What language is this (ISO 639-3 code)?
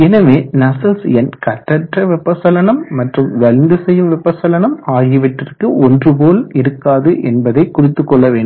tam